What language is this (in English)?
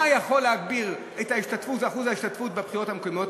Hebrew